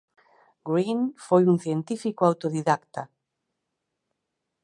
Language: Galician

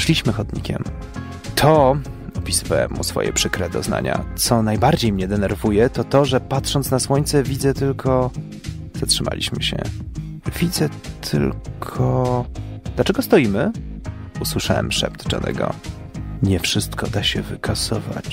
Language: Polish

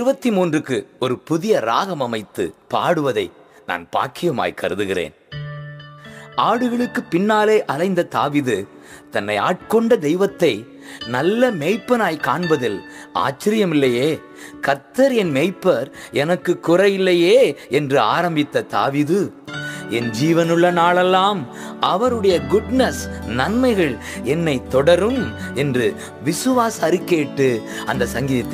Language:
Tamil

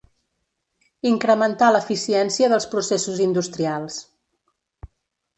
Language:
Catalan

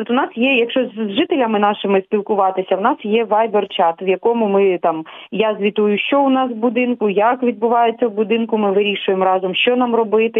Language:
Ukrainian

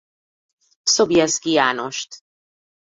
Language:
Hungarian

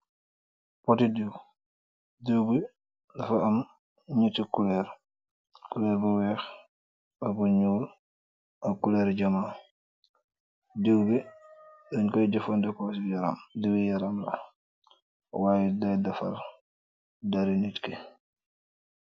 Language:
Wolof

